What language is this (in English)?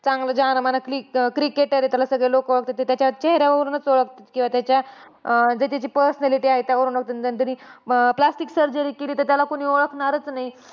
Marathi